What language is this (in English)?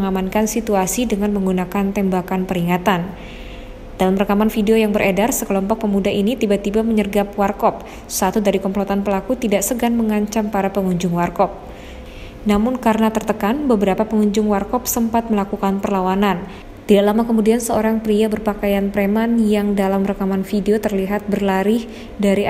Indonesian